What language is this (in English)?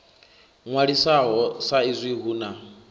Venda